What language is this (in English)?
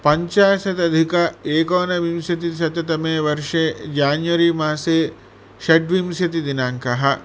Sanskrit